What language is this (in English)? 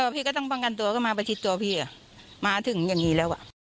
Thai